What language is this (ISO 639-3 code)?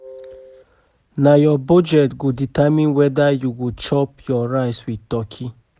pcm